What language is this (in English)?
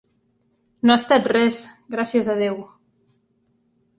Catalan